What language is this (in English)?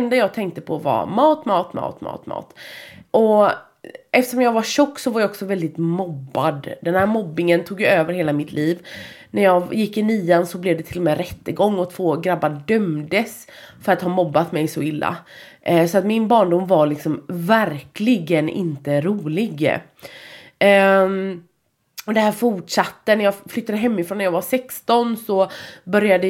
Swedish